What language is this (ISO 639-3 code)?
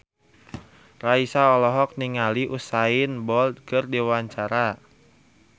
sun